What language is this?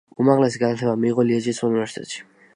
Georgian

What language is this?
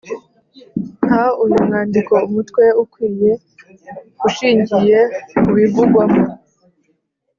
Kinyarwanda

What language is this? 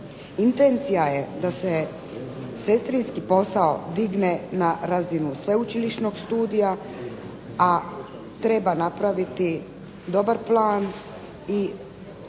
Croatian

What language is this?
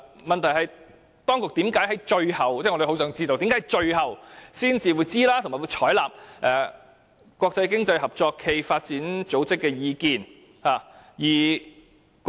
Cantonese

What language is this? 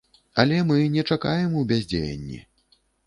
Belarusian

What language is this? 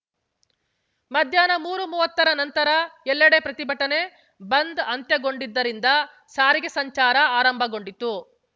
Kannada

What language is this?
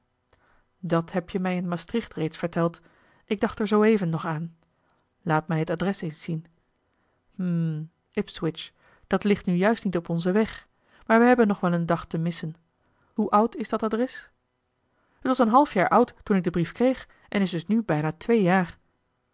Dutch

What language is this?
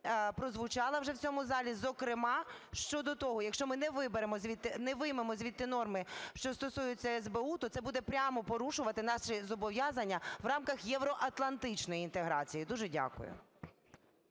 Ukrainian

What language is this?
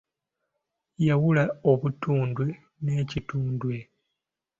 Ganda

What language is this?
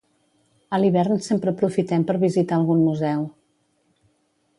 Catalan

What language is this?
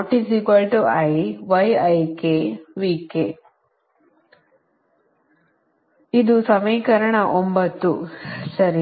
Kannada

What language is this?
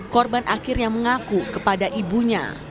Indonesian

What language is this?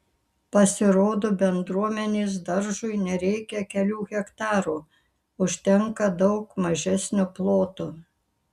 Lithuanian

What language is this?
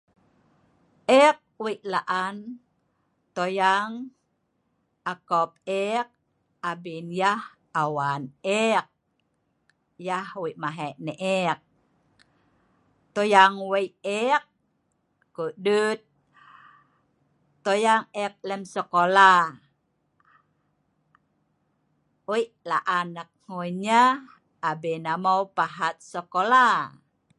Sa'ban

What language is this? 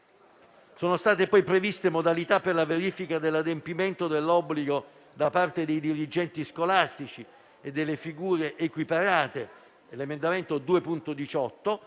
Italian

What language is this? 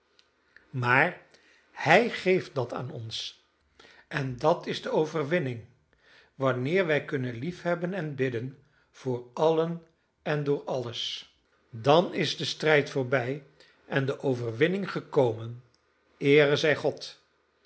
Dutch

